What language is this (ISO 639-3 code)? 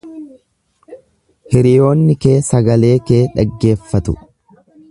orm